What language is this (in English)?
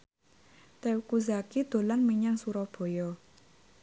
Javanese